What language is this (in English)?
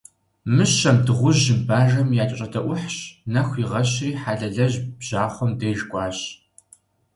Kabardian